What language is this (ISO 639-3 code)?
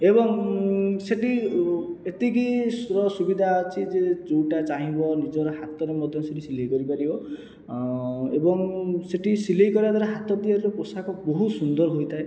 ori